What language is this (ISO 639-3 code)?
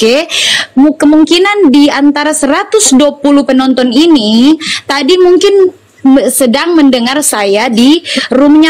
ind